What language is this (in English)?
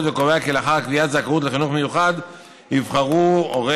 Hebrew